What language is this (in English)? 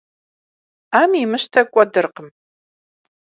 Kabardian